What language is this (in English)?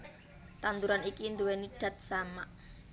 Javanese